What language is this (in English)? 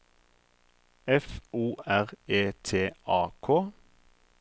Norwegian